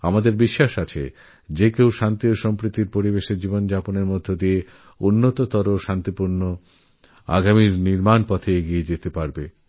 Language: Bangla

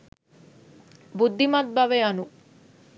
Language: Sinhala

